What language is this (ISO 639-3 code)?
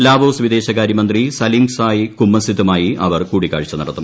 mal